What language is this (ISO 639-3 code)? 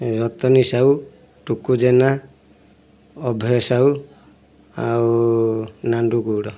ori